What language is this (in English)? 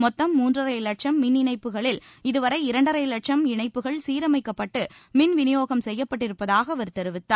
Tamil